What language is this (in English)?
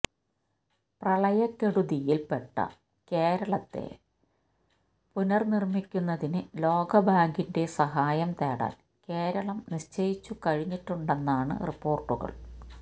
Malayalam